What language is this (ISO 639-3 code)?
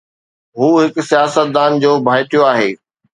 snd